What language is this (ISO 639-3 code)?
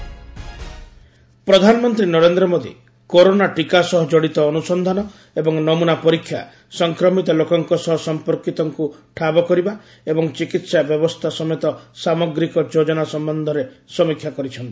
ori